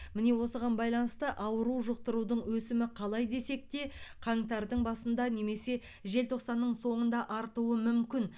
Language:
Kazakh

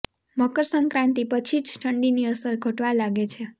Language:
Gujarati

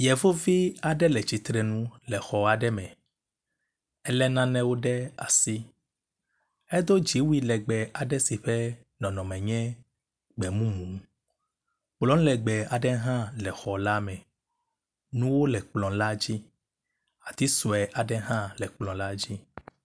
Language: Ewe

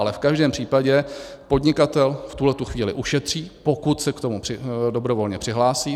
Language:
Czech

